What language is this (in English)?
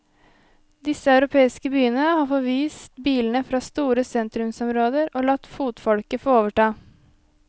Norwegian